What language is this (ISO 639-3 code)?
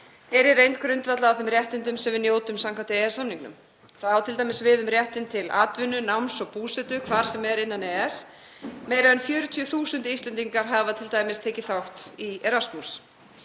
isl